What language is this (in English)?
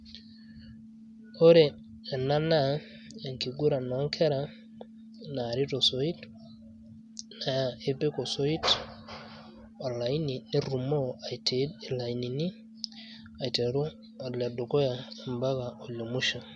Masai